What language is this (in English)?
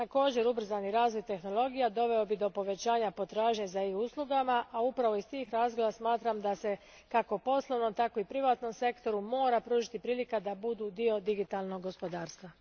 Croatian